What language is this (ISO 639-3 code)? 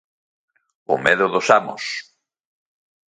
glg